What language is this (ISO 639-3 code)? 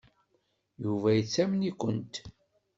kab